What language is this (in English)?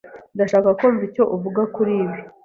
Kinyarwanda